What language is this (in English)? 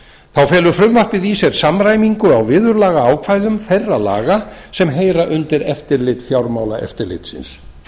Icelandic